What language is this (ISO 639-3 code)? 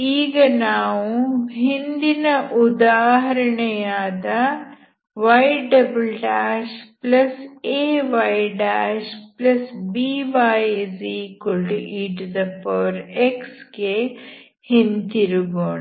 kan